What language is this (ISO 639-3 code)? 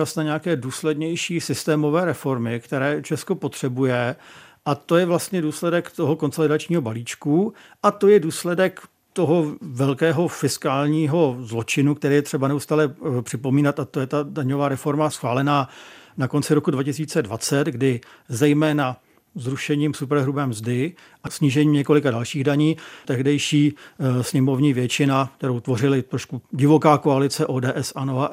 ces